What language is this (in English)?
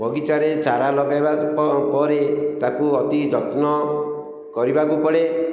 Odia